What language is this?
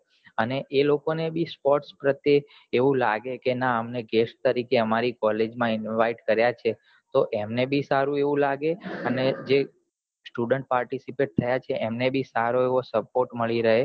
Gujarati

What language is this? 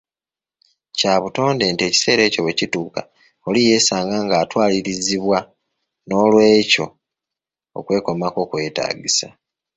Ganda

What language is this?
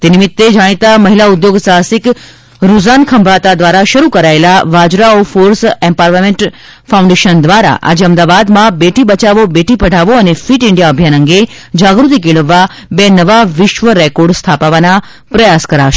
Gujarati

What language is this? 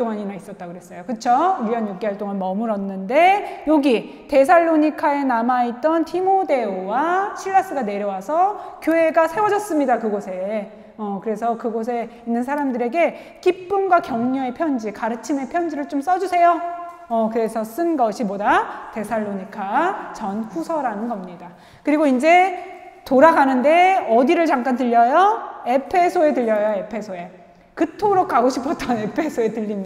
Korean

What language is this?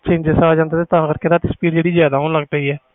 Punjabi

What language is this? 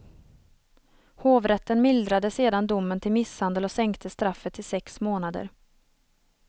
Swedish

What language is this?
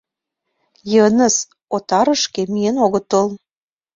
Mari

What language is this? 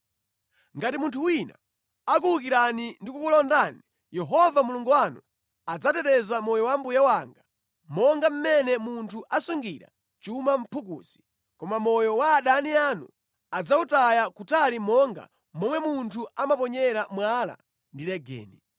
Nyanja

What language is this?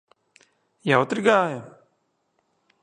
Latvian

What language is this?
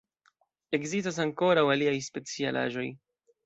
Esperanto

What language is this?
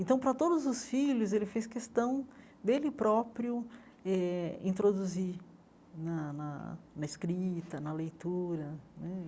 Portuguese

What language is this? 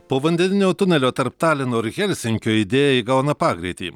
Lithuanian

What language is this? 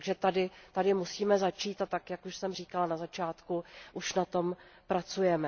Czech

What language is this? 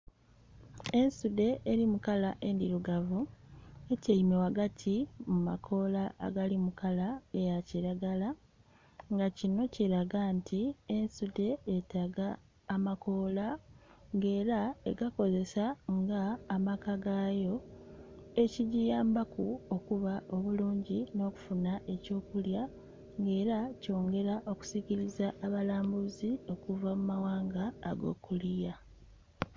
Soga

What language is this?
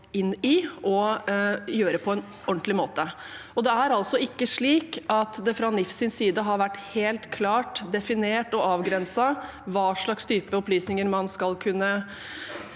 Norwegian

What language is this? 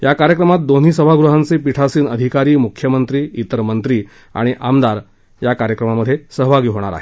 Marathi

